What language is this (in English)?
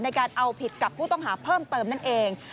Thai